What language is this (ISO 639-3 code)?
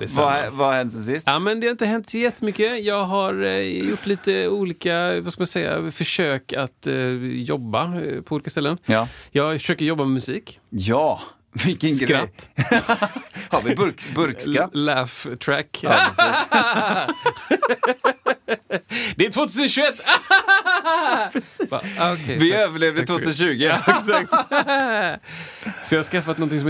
swe